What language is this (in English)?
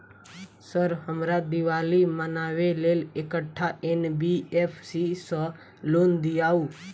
Maithili